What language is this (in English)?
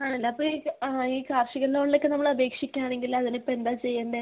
Malayalam